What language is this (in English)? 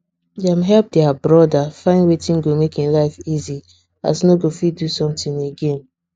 Nigerian Pidgin